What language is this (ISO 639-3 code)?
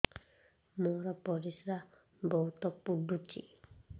ori